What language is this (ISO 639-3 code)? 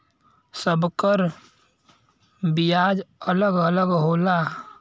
bho